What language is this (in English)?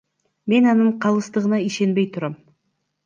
Kyrgyz